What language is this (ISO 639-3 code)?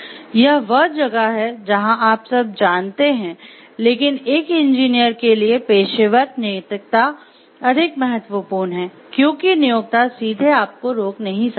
hin